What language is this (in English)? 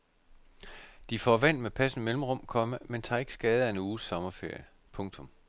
Danish